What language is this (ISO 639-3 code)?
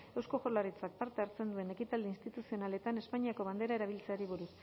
eus